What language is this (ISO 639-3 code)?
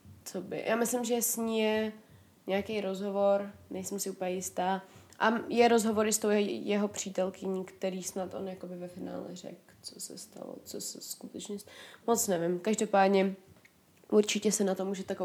ces